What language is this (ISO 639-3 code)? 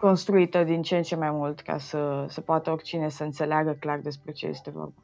ron